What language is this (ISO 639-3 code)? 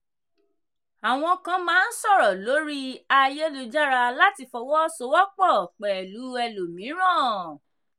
yor